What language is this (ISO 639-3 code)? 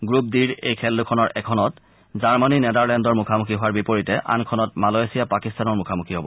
asm